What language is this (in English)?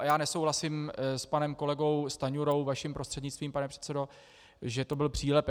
Czech